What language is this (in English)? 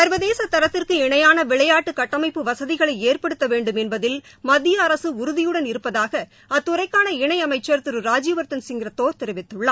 Tamil